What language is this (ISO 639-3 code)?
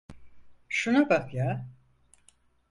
tur